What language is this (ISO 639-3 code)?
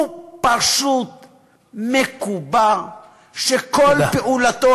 heb